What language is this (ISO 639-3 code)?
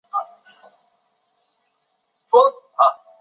zho